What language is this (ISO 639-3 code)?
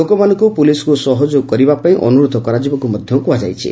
ori